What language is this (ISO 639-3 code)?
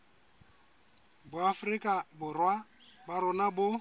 sot